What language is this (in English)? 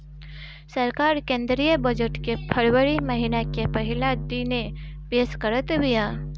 Bhojpuri